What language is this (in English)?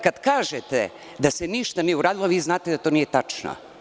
Serbian